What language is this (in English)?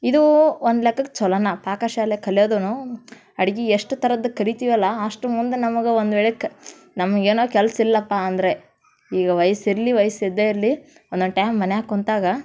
Kannada